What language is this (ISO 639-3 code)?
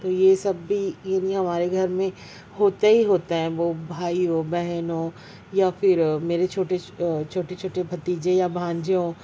urd